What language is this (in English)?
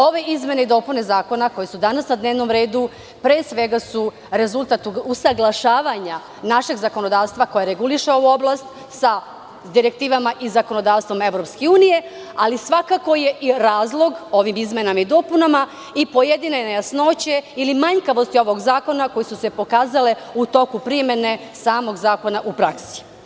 Serbian